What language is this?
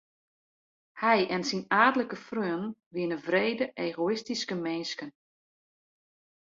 Western Frisian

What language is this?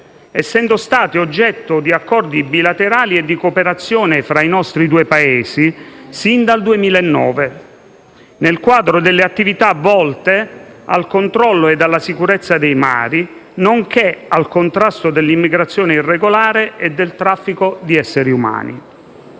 Italian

